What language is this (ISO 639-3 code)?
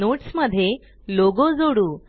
mar